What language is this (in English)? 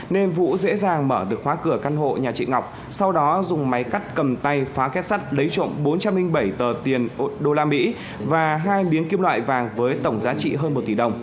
Vietnamese